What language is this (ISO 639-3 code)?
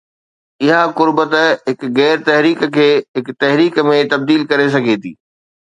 snd